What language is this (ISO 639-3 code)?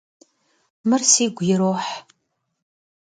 kbd